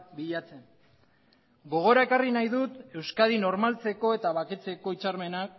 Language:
Basque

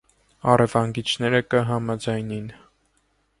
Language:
Armenian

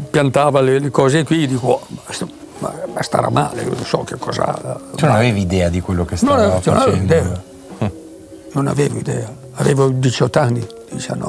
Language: Italian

